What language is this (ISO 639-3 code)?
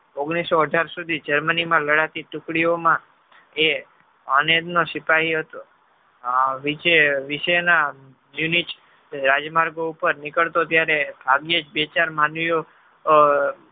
guj